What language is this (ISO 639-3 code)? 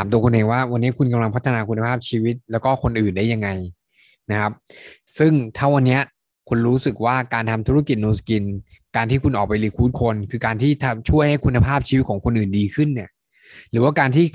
tha